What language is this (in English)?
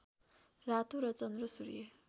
Nepali